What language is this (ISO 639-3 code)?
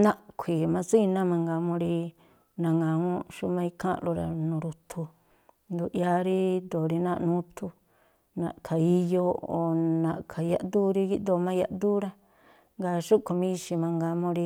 tpl